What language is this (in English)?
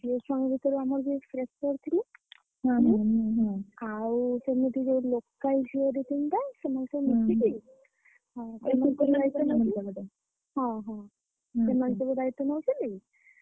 Odia